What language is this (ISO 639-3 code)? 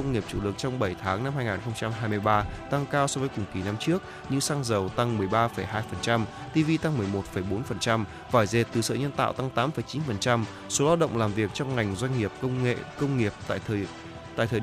vie